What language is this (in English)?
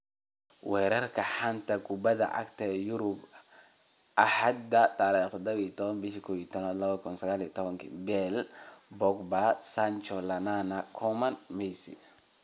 Somali